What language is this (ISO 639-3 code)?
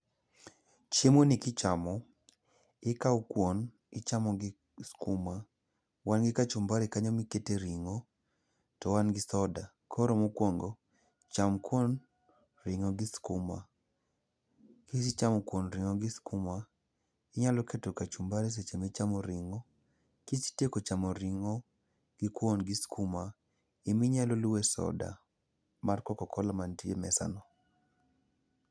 luo